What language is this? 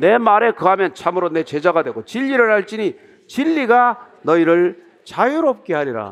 Korean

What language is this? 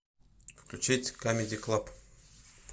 Russian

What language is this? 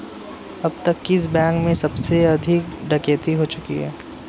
Hindi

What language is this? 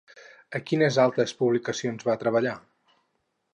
Catalan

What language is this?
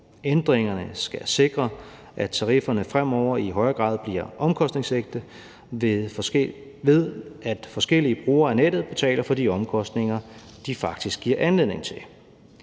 Danish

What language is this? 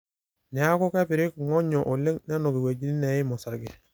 Masai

